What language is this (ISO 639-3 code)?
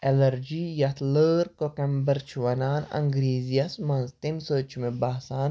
kas